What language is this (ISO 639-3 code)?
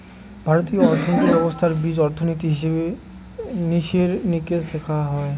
ben